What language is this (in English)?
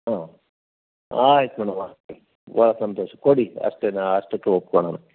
Kannada